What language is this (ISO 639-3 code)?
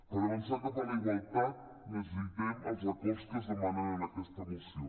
cat